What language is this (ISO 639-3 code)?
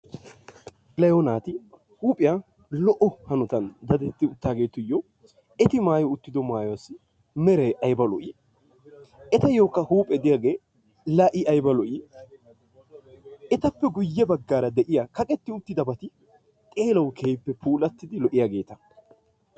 wal